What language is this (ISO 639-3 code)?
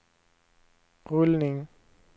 swe